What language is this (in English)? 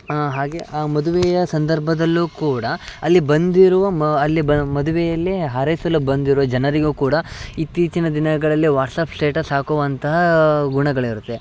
Kannada